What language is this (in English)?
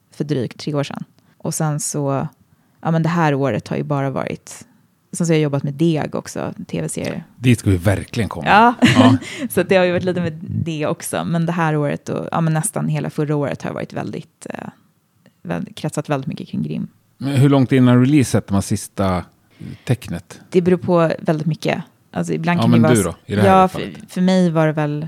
Swedish